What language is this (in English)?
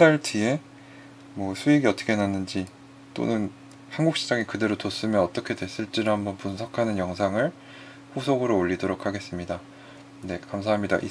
Korean